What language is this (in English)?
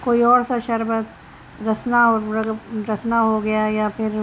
Urdu